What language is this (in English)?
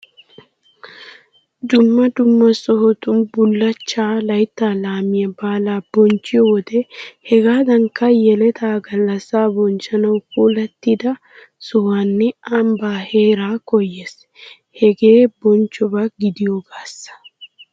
Wolaytta